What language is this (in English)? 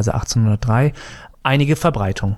German